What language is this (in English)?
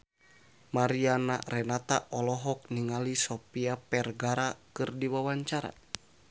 Sundanese